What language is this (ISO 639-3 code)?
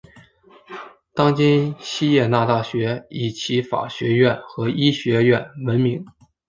zho